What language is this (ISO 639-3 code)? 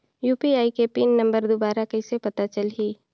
hne